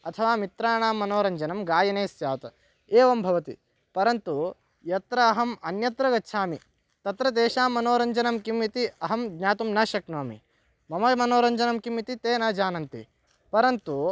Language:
Sanskrit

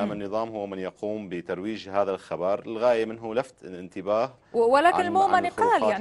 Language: Arabic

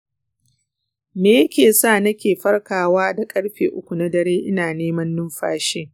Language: Hausa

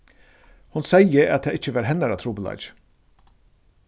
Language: Faroese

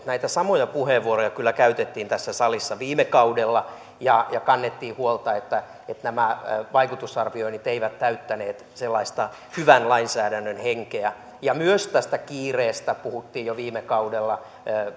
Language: Finnish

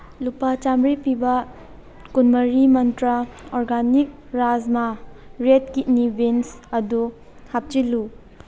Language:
Manipuri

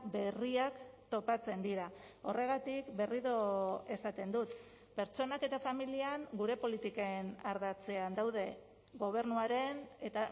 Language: Basque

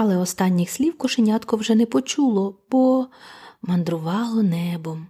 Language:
Ukrainian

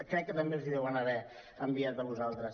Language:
Catalan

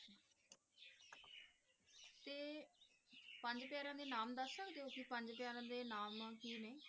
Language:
Punjabi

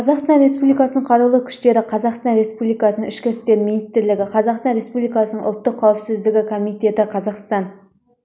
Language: Kazakh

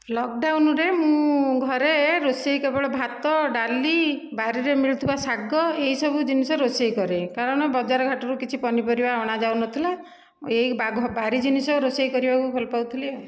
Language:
Odia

